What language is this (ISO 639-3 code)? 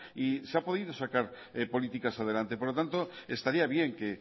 spa